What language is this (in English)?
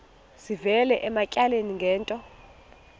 Xhosa